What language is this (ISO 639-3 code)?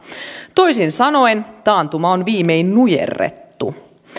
fin